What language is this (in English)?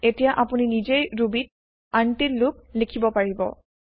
Assamese